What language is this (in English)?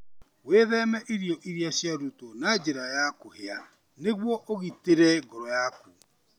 Kikuyu